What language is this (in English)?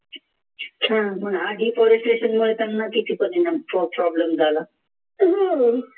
Marathi